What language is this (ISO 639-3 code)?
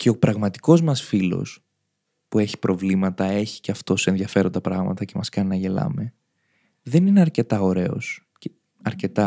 ell